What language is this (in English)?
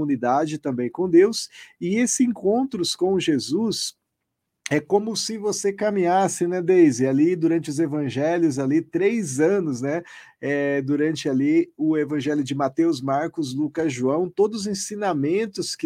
Portuguese